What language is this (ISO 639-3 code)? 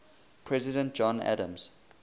eng